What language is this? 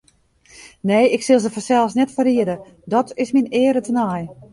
Western Frisian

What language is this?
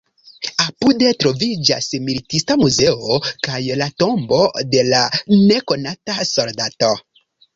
Esperanto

